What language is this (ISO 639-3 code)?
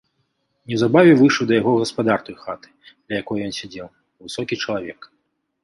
bel